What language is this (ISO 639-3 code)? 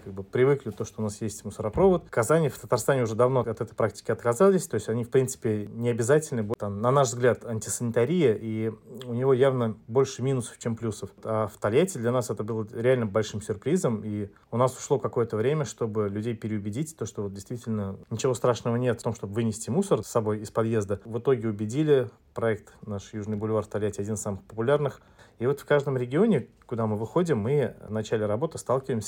rus